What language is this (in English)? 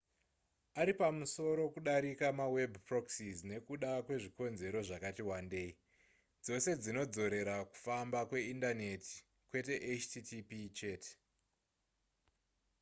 Shona